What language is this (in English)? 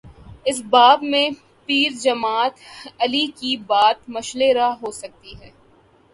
Urdu